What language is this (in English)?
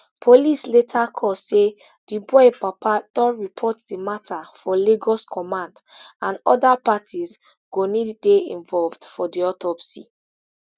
Nigerian Pidgin